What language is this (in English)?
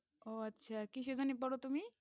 Bangla